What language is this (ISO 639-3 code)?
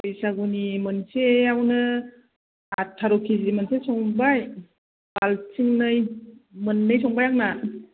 brx